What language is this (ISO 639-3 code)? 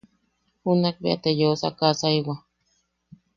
yaq